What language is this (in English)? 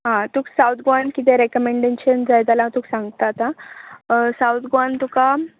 Konkani